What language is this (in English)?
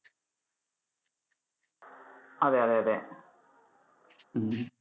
Malayalam